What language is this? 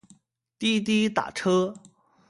Chinese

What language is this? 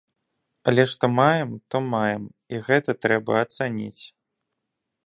Belarusian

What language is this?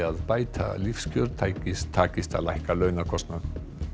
Icelandic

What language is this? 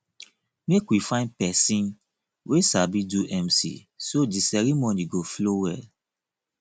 Nigerian Pidgin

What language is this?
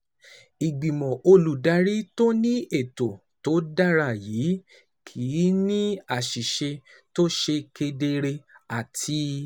Yoruba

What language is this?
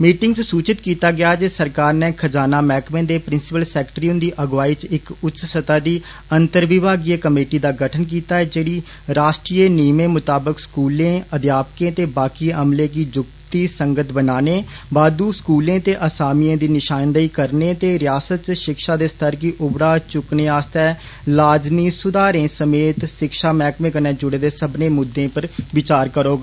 Dogri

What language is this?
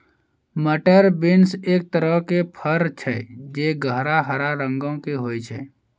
Maithili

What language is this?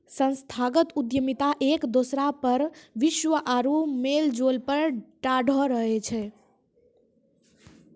Maithili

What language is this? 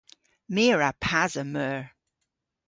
Cornish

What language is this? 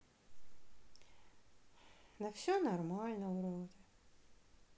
Russian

